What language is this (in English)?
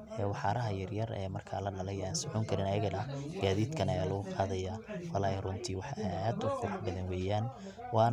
Somali